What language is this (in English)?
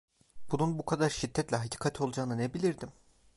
Turkish